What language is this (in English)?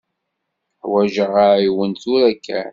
Kabyle